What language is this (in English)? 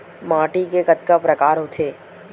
Chhattisgarhi